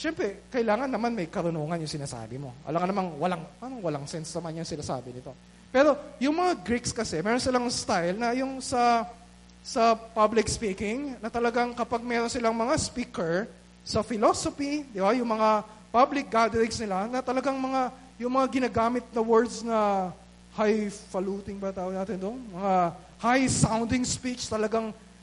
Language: Filipino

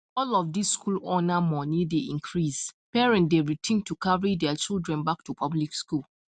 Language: Nigerian Pidgin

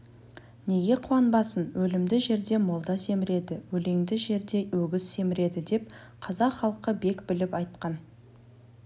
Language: Kazakh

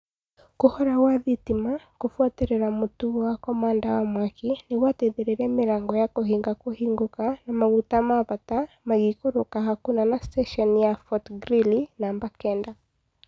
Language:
Kikuyu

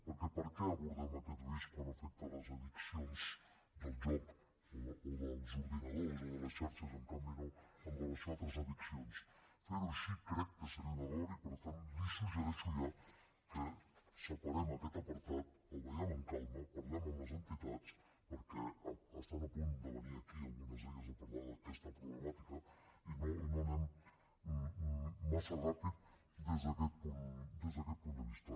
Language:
Catalan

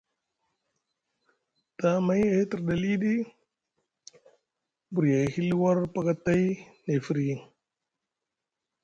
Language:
Musgu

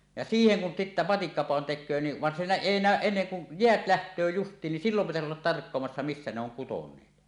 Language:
Finnish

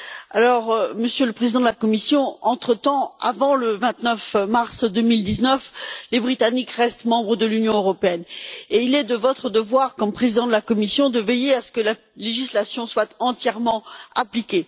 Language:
French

